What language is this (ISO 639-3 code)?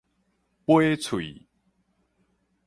nan